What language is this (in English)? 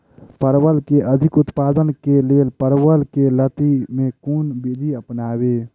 Maithili